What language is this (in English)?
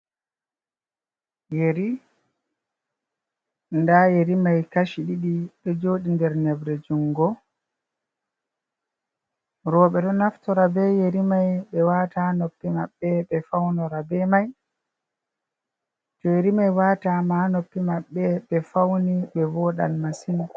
Fula